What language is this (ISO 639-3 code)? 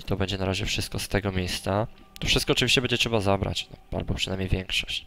pol